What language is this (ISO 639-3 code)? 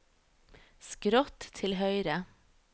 nor